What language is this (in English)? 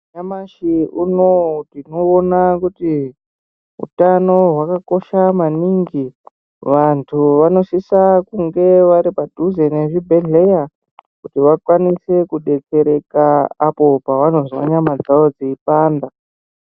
Ndau